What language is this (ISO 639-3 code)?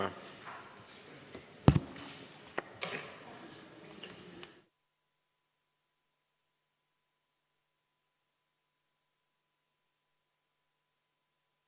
est